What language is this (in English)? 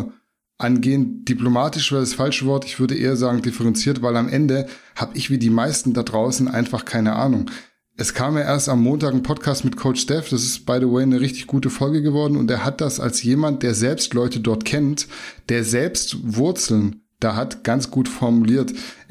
German